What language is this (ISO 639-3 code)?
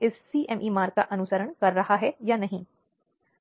hin